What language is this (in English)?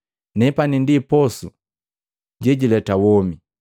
Matengo